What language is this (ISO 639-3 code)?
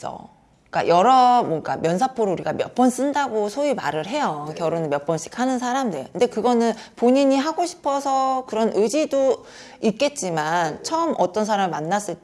kor